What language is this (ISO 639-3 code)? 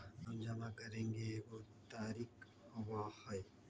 mag